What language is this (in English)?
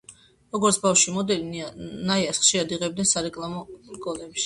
Georgian